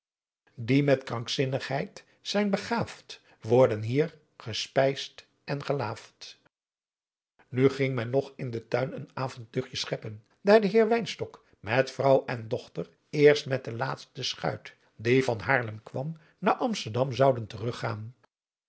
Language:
Dutch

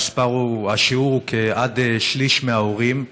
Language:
Hebrew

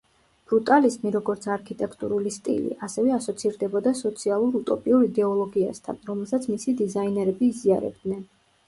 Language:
Georgian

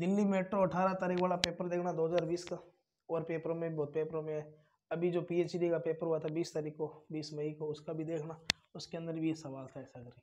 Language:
Hindi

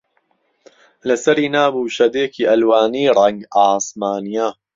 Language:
Central Kurdish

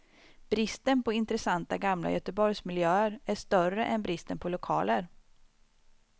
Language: Swedish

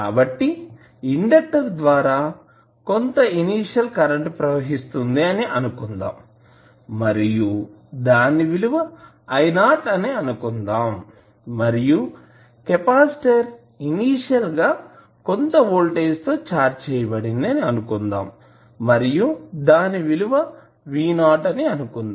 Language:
Telugu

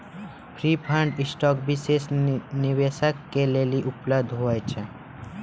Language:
Maithili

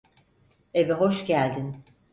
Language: Turkish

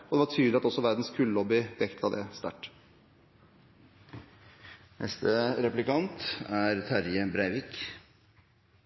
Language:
Norwegian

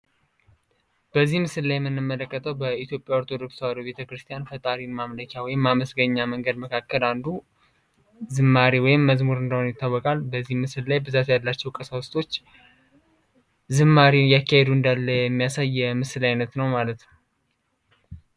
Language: Amharic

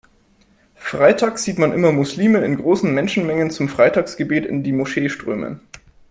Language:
German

